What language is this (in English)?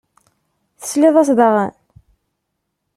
Kabyle